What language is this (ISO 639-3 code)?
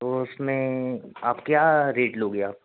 hin